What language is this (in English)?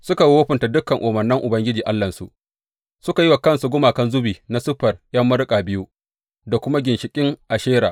Hausa